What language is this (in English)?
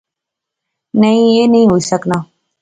Pahari-Potwari